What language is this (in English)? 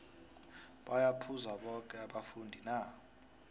South Ndebele